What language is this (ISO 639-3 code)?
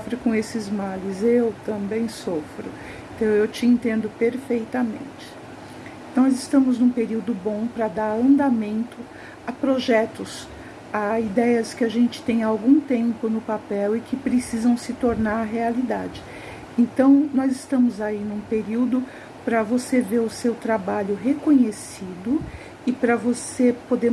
por